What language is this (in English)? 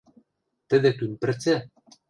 Western Mari